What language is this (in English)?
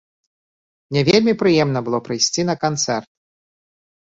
Belarusian